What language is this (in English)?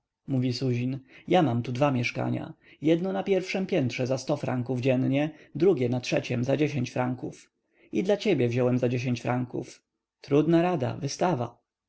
Polish